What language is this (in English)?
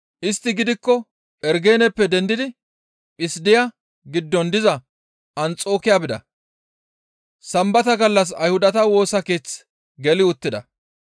Gamo